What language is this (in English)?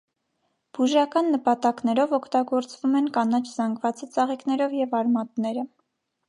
Armenian